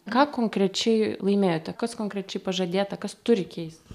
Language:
Lithuanian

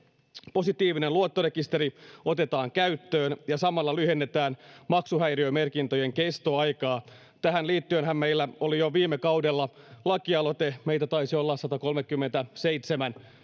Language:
Finnish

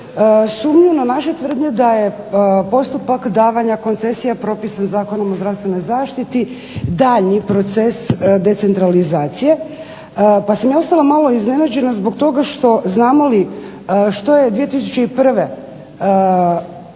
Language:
Croatian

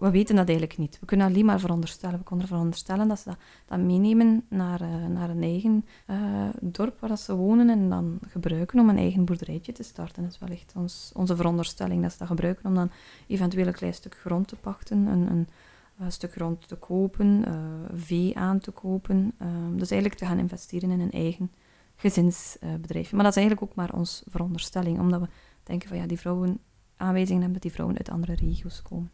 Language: Dutch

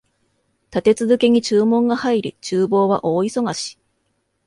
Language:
Japanese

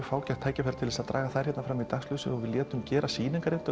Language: Icelandic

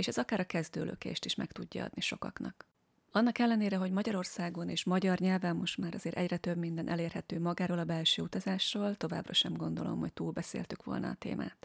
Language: Hungarian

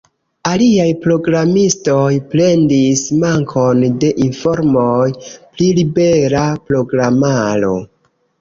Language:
Esperanto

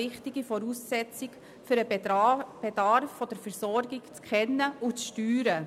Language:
Swiss German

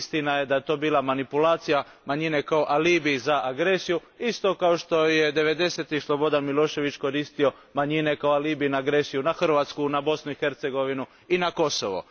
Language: Croatian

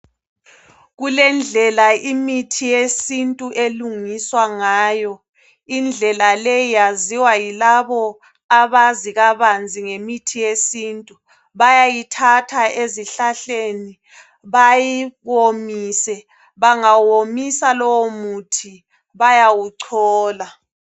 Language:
North Ndebele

